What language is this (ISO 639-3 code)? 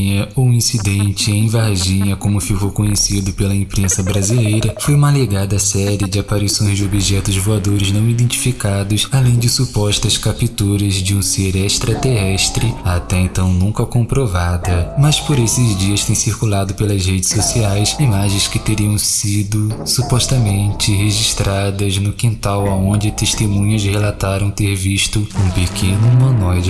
por